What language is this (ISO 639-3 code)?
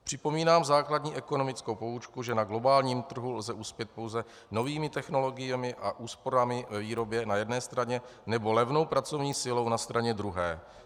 ces